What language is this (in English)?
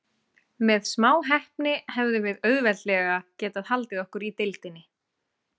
Icelandic